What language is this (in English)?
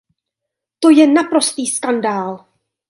Czech